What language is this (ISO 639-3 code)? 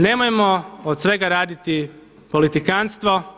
hrv